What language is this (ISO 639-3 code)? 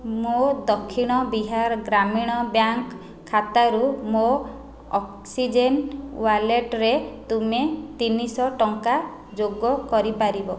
ori